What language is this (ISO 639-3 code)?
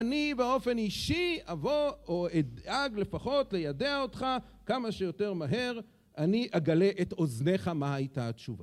heb